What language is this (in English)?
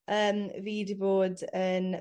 Welsh